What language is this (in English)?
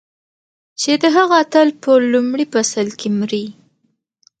Pashto